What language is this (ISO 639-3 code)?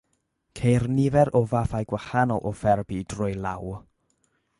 cym